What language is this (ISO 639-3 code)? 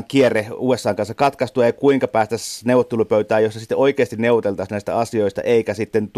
fin